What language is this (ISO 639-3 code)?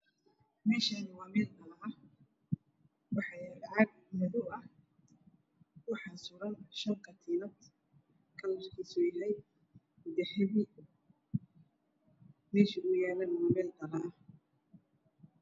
som